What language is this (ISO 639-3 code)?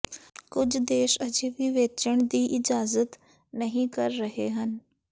pan